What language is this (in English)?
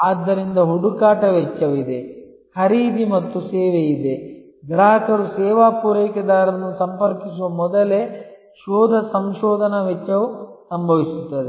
Kannada